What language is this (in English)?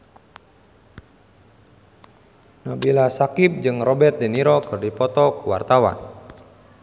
Sundanese